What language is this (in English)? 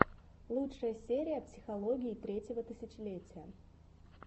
Russian